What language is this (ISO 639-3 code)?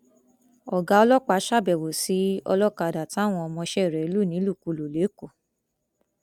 yor